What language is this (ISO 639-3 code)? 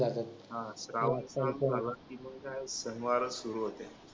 mar